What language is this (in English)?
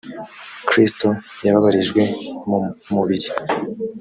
Kinyarwanda